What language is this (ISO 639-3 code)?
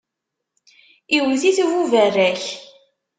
kab